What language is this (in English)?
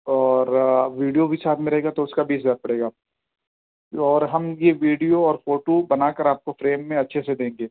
Urdu